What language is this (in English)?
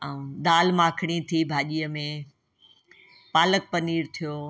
Sindhi